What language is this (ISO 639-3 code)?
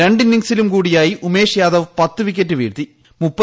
mal